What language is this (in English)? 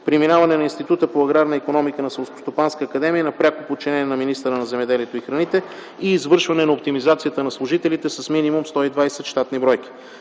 Bulgarian